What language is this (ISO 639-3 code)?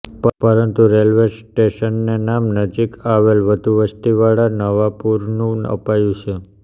guj